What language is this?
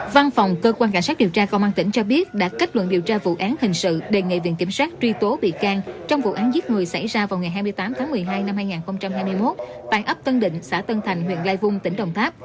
Vietnamese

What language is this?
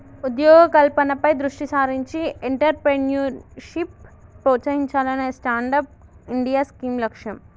Telugu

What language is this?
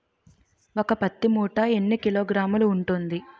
Telugu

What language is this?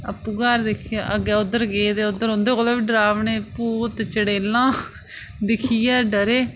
Dogri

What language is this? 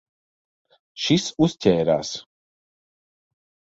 Latvian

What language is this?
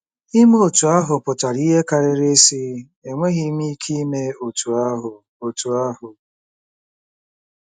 Igbo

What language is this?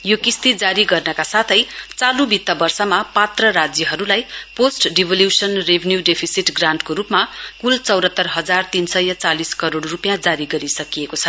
Nepali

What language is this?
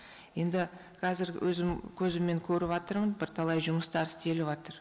Kazakh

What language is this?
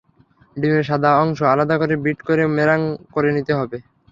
Bangla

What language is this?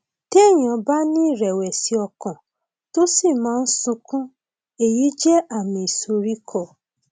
Yoruba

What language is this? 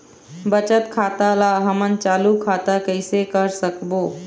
Chhattisgarhi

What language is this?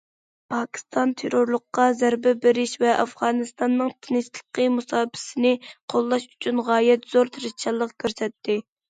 Uyghur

